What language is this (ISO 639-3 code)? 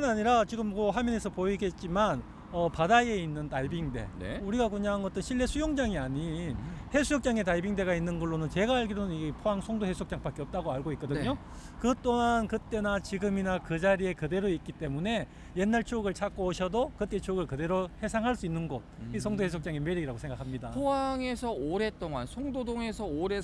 kor